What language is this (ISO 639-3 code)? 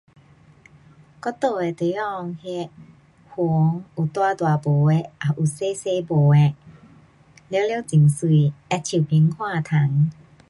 cpx